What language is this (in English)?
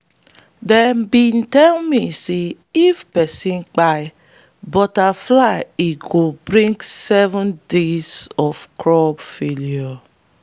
Nigerian Pidgin